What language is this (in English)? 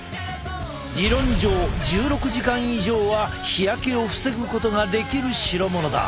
Japanese